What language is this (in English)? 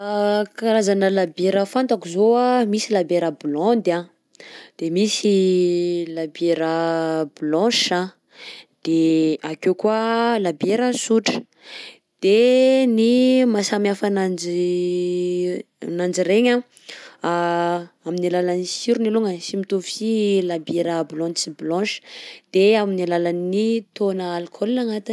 Southern Betsimisaraka Malagasy